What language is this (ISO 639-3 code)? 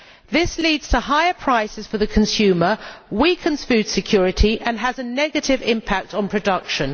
eng